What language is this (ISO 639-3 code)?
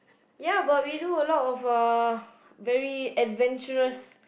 eng